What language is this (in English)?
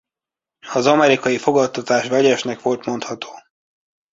Hungarian